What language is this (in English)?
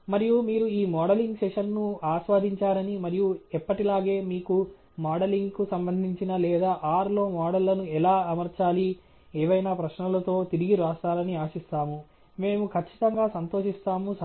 Telugu